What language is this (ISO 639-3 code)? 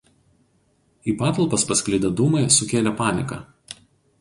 lit